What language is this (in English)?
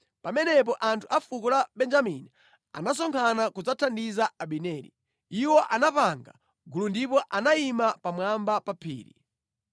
Nyanja